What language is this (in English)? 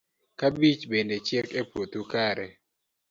Luo (Kenya and Tanzania)